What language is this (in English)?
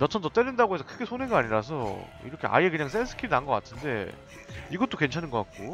Korean